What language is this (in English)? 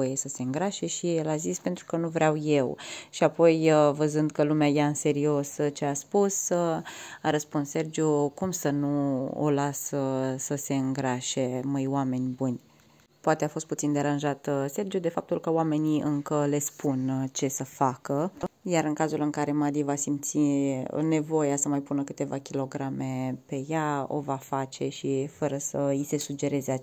Romanian